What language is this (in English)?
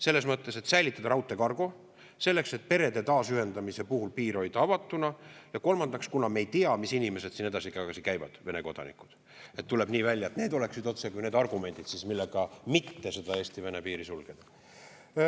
Estonian